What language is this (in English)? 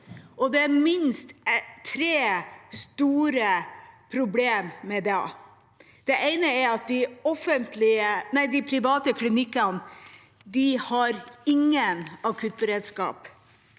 Norwegian